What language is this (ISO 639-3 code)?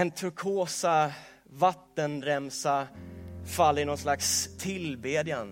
swe